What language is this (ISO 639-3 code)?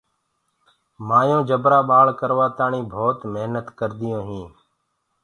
ggg